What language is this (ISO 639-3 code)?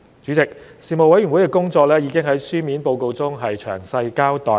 yue